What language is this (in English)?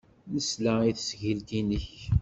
Kabyle